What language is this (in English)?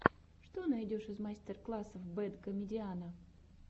Russian